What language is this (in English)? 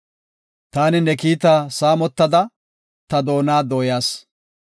Gofa